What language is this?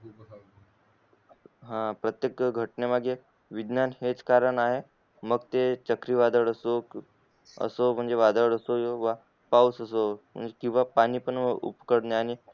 Marathi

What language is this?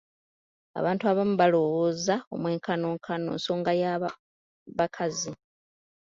Ganda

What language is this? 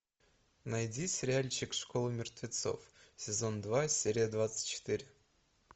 Russian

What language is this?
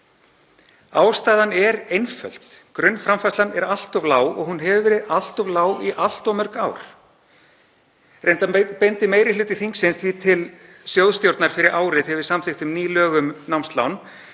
Icelandic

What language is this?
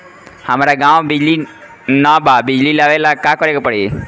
Bhojpuri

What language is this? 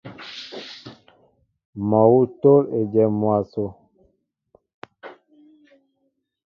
Mbo (Cameroon)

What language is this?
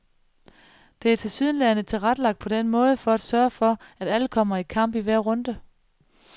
Danish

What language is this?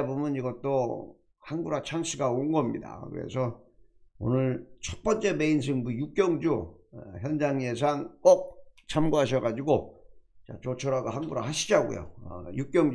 Korean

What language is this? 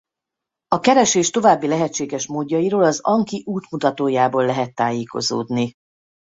Hungarian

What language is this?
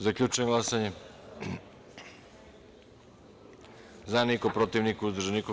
Serbian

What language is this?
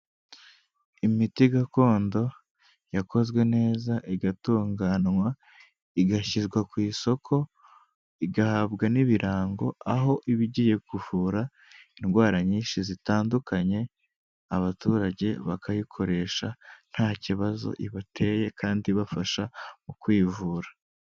Kinyarwanda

